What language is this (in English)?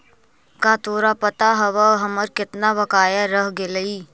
Magahi